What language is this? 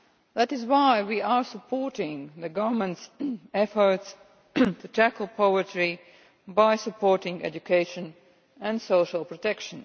English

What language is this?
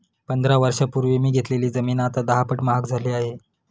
Marathi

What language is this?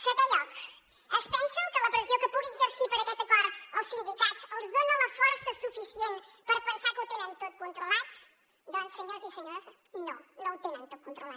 Catalan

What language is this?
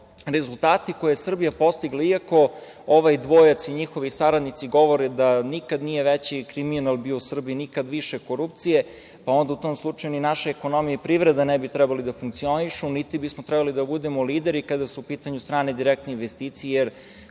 Serbian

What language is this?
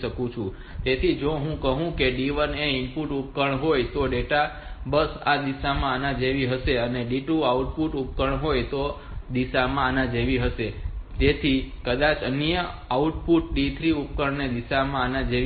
Gujarati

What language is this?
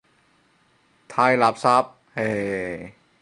Cantonese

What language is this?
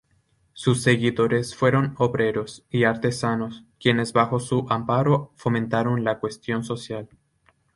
Spanish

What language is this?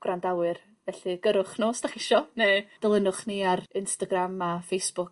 Welsh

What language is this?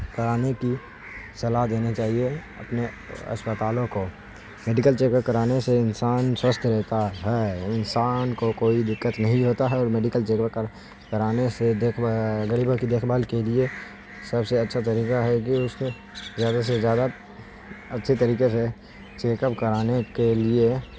Urdu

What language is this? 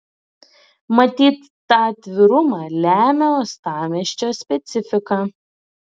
Lithuanian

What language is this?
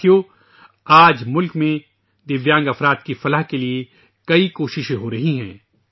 Urdu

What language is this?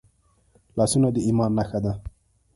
Pashto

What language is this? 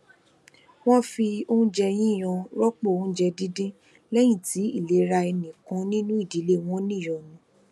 Yoruba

